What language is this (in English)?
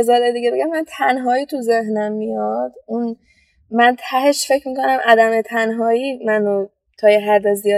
Persian